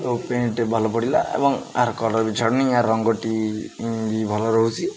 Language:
Odia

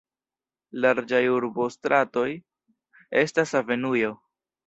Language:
Esperanto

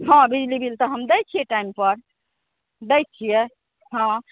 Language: Maithili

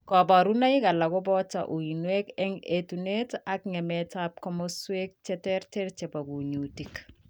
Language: Kalenjin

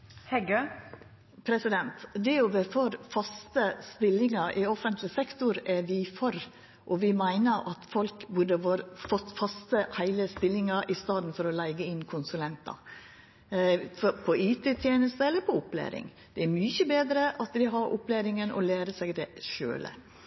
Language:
Norwegian Nynorsk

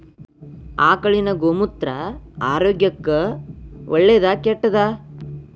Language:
Kannada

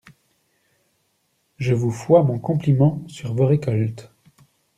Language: French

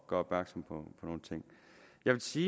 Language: Danish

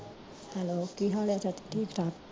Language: Punjabi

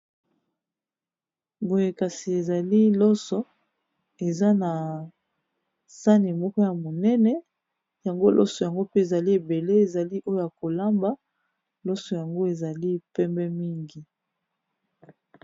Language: Lingala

